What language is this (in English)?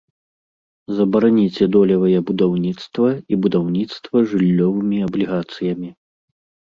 Belarusian